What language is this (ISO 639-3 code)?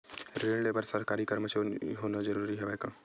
hne